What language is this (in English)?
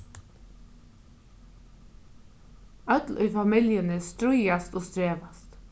Faroese